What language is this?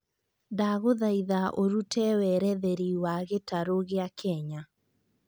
Kikuyu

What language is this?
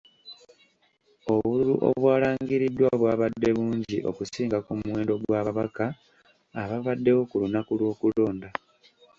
Ganda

